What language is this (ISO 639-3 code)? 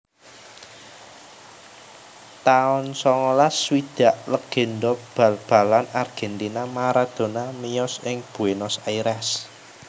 jav